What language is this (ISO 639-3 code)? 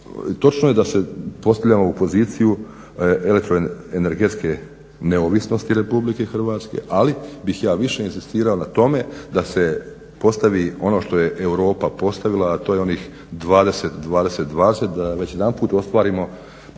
hrv